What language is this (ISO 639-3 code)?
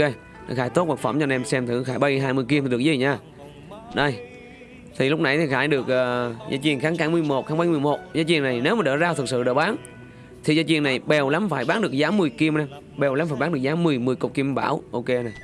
vie